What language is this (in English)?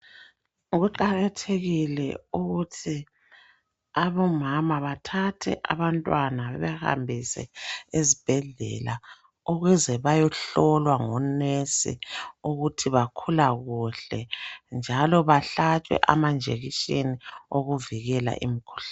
North Ndebele